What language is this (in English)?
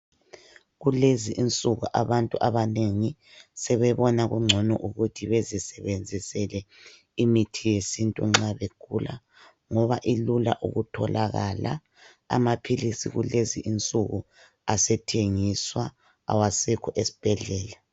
North Ndebele